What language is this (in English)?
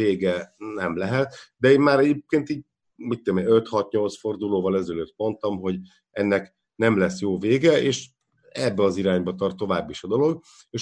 Hungarian